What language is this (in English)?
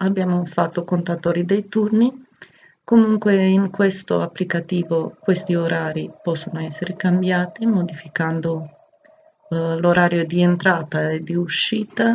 Italian